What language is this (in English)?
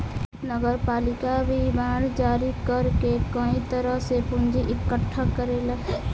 Bhojpuri